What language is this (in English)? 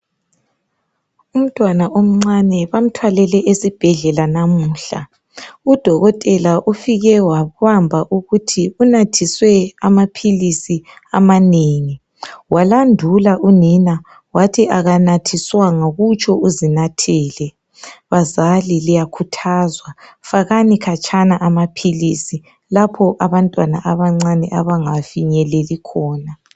North Ndebele